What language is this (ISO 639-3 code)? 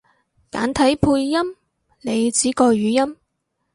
yue